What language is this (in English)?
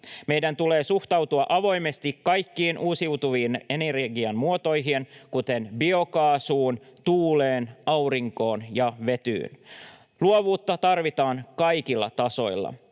Finnish